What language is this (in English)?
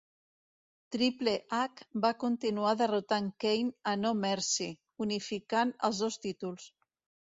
Catalan